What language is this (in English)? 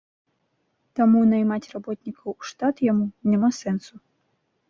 Belarusian